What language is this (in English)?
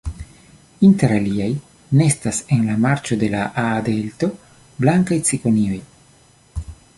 Esperanto